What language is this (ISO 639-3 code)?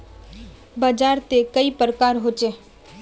mag